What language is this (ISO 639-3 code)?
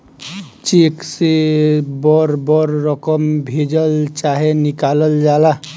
bho